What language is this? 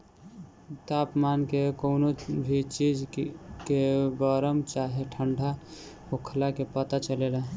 Bhojpuri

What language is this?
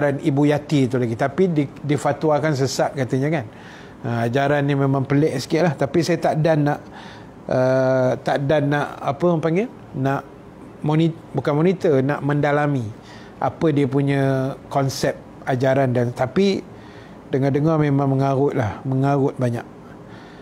Malay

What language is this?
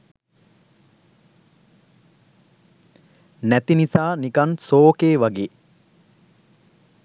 Sinhala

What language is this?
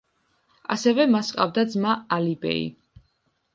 Georgian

